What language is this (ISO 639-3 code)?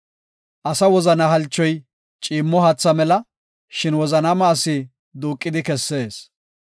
gof